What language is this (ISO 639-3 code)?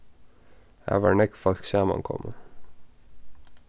fao